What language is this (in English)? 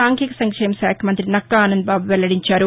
Telugu